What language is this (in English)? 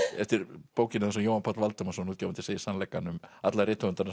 Icelandic